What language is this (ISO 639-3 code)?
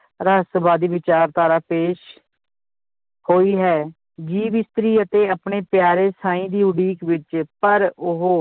pan